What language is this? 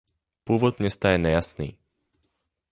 Czech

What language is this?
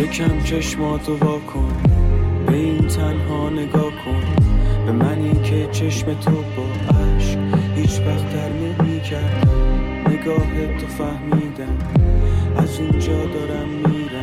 Persian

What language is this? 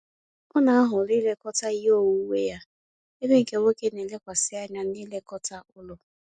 Igbo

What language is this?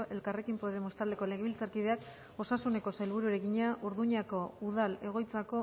Basque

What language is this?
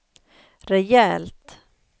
Swedish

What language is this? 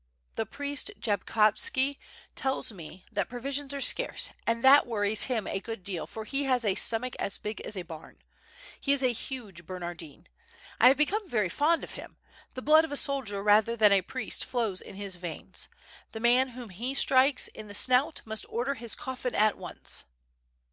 English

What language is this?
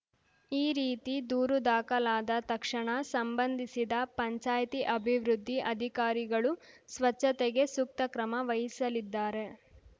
Kannada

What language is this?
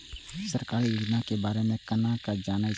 Maithili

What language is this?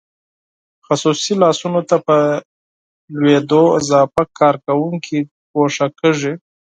Pashto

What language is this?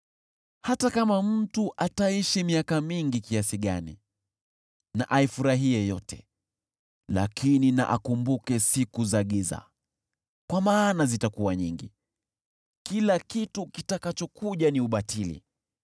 Swahili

